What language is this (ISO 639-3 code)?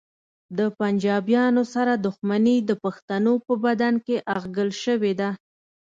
pus